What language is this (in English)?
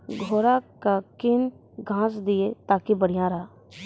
Maithili